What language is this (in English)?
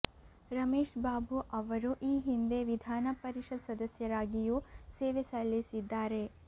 Kannada